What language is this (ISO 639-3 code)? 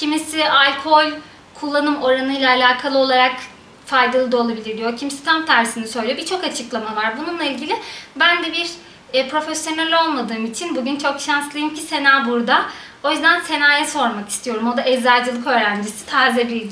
tur